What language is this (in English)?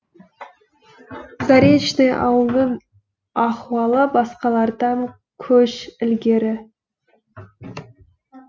Kazakh